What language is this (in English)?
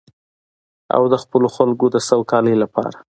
Pashto